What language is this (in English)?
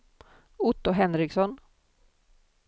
Swedish